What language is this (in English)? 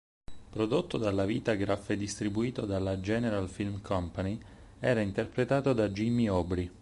Italian